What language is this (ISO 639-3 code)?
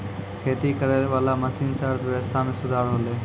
mai